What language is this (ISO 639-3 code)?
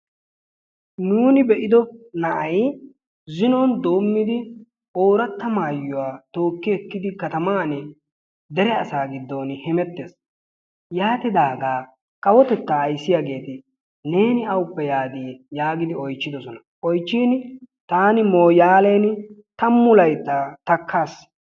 wal